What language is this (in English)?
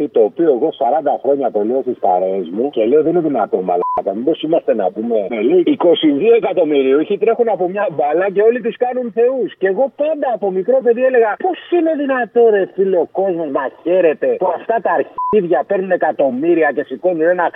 Greek